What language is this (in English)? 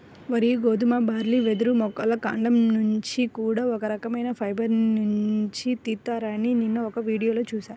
Telugu